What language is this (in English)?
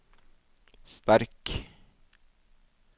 Norwegian